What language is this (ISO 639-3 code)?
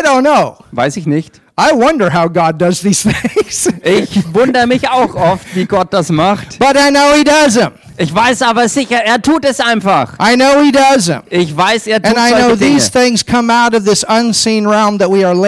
deu